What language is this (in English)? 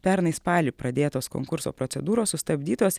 Lithuanian